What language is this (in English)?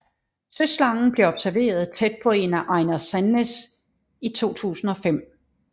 Danish